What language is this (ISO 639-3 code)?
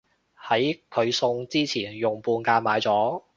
yue